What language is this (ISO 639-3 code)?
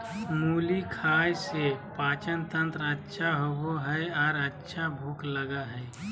mag